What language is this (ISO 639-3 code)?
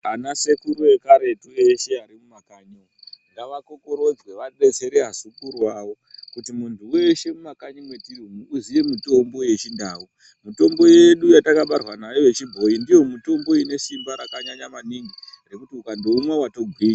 ndc